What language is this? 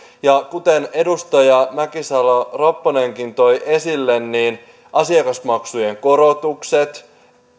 Finnish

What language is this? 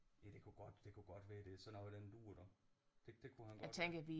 Danish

